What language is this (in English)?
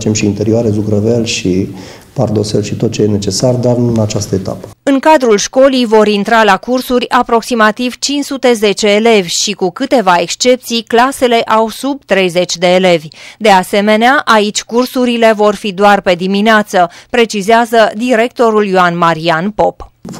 Romanian